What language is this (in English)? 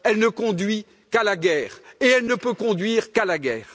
French